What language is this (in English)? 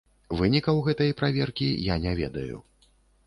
Belarusian